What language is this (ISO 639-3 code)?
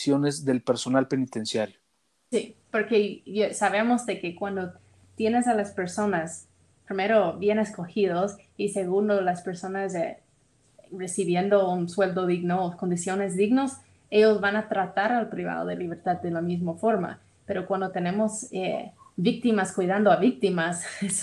spa